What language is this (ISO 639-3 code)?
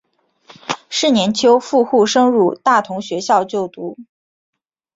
zho